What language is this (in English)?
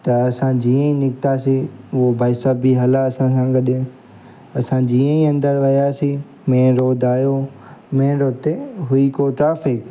Sindhi